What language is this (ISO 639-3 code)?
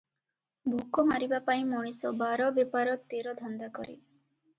ori